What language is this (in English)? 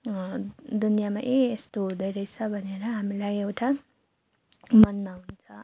Nepali